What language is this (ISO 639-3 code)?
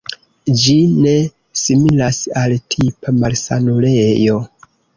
epo